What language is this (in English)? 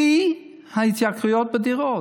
Hebrew